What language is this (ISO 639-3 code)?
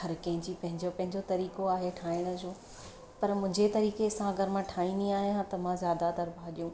snd